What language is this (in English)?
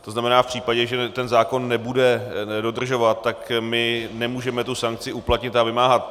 Czech